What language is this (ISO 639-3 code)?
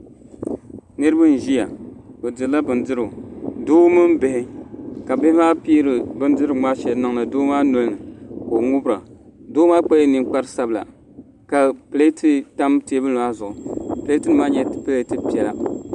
dag